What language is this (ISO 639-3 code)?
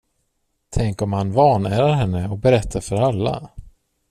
swe